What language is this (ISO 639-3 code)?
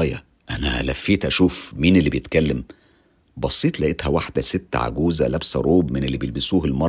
ara